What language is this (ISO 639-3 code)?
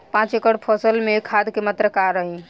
bho